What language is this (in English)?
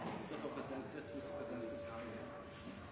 Norwegian Bokmål